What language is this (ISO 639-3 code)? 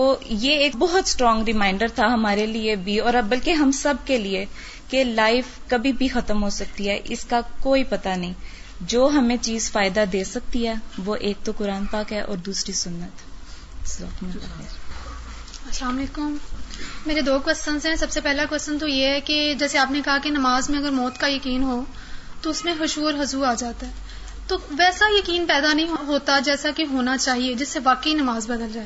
urd